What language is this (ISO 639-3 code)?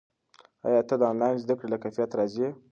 pus